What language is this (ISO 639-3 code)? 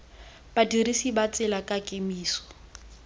tsn